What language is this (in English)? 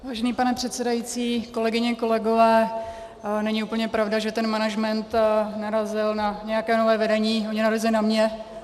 Czech